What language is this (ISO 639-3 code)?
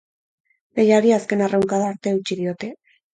eus